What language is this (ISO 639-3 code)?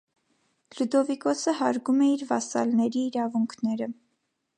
hye